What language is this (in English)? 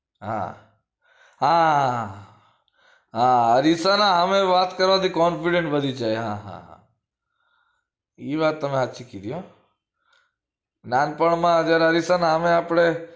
Gujarati